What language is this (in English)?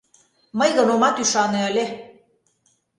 Mari